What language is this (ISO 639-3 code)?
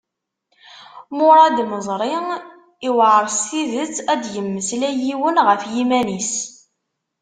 kab